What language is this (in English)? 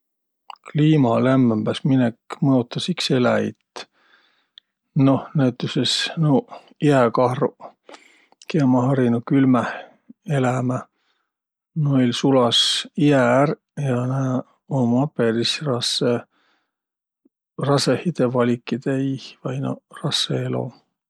Võro